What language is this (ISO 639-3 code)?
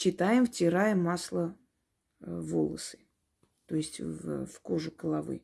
rus